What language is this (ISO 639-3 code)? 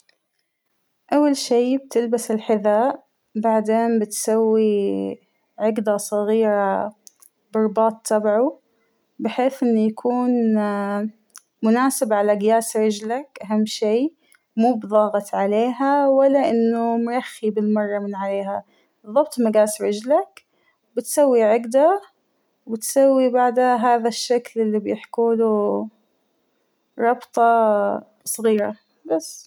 acw